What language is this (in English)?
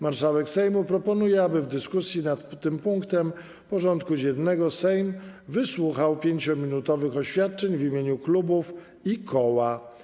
Polish